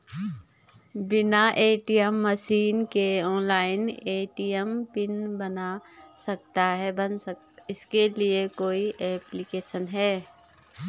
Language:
Hindi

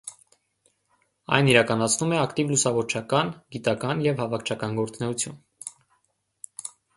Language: Armenian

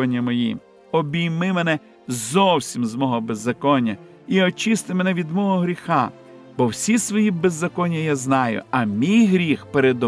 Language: Ukrainian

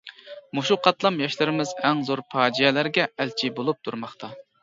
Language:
Uyghur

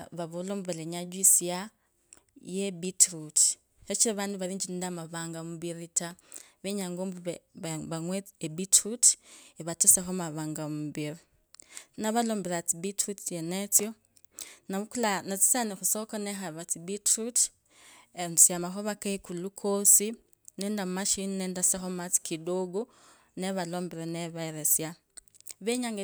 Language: Kabras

